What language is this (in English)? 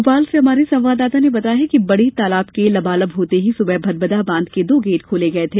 Hindi